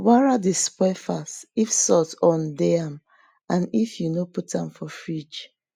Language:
Nigerian Pidgin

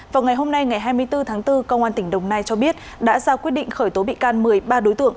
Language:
Vietnamese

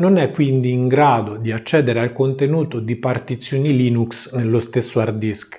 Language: Italian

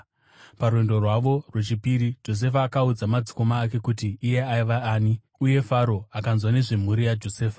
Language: Shona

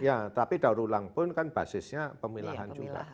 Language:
Indonesian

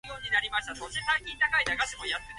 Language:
Japanese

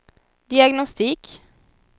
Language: Swedish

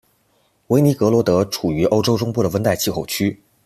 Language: Chinese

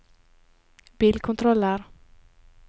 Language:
Norwegian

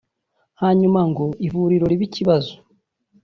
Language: Kinyarwanda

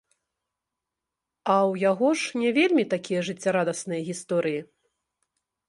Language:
Belarusian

